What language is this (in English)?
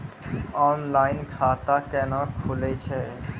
Maithili